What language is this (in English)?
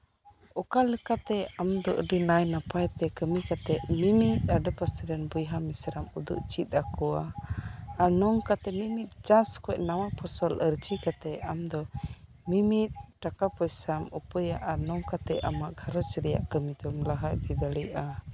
Santali